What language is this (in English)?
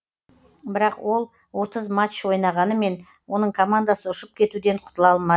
Kazakh